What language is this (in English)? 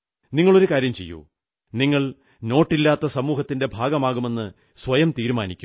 Malayalam